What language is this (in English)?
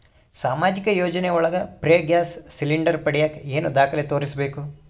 Kannada